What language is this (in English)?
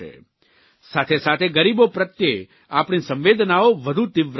Gujarati